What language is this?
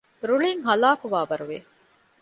Divehi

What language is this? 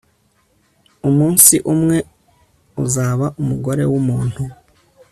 Kinyarwanda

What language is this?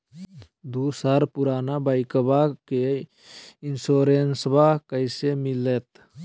Magahi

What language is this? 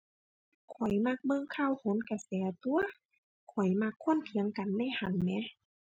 Thai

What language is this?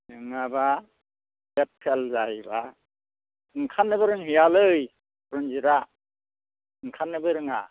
Bodo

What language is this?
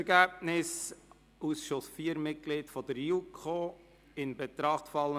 Swiss German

